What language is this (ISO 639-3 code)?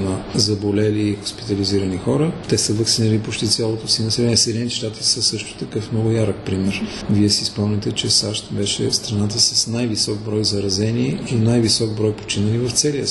bul